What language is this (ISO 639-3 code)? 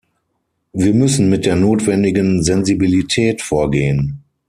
deu